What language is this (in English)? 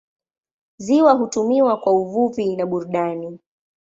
Swahili